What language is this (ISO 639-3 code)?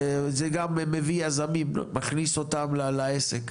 heb